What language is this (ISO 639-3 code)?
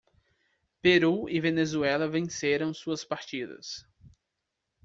por